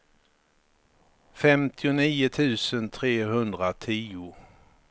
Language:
Swedish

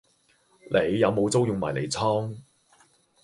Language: Cantonese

